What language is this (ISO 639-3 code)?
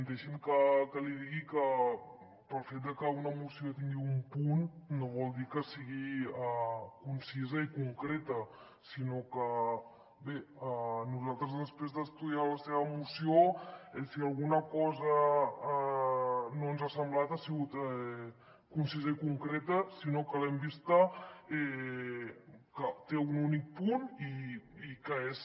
cat